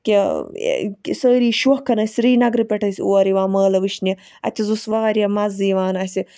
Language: Kashmiri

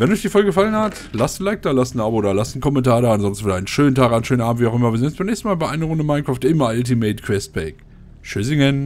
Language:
German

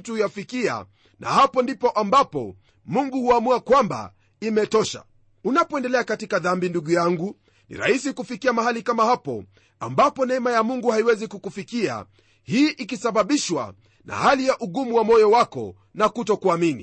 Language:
Swahili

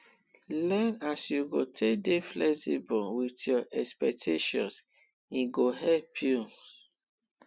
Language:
Nigerian Pidgin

